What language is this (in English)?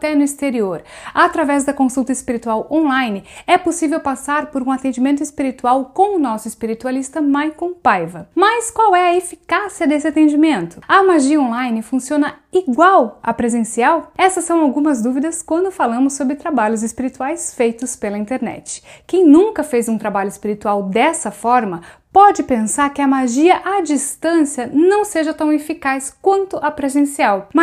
Portuguese